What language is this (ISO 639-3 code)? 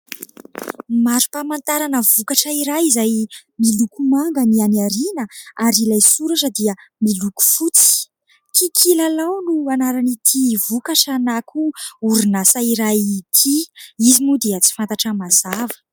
mlg